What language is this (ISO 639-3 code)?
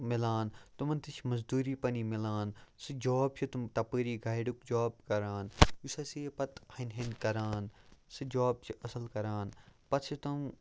kas